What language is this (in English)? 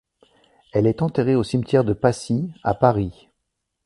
French